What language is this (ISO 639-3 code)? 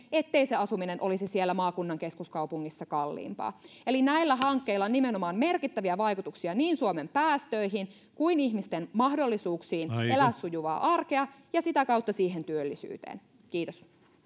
fin